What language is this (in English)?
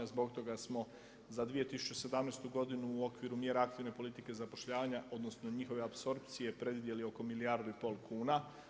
Croatian